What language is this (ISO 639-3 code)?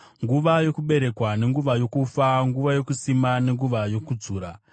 sna